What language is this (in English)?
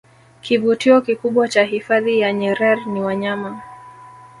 Swahili